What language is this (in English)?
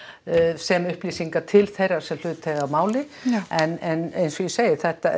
Icelandic